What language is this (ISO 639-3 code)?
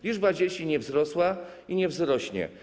pol